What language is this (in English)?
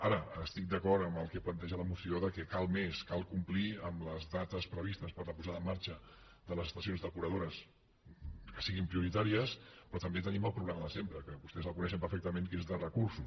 Catalan